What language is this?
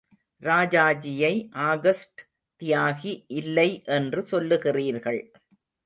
Tamil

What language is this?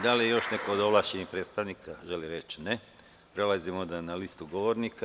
Serbian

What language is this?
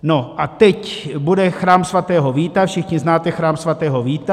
Czech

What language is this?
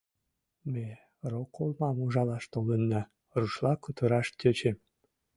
Mari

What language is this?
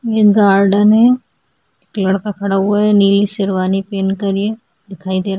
Hindi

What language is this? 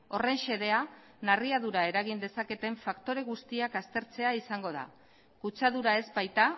Basque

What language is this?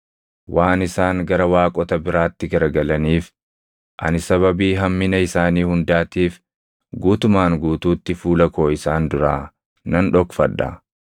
Oromo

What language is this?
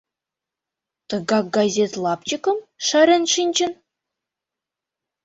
Mari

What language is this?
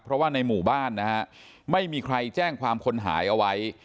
Thai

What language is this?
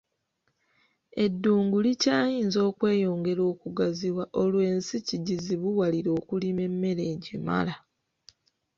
Ganda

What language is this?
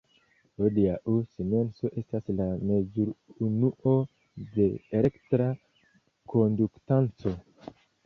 Esperanto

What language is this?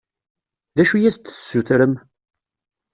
Kabyle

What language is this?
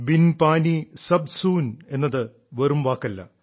Malayalam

